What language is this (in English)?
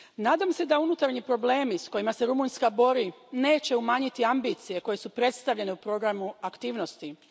Croatian